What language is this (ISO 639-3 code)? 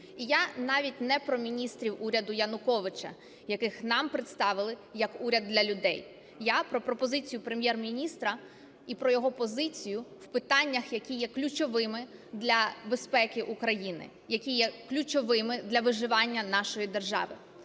ukr